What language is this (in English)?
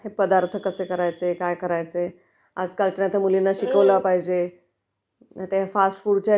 Marathi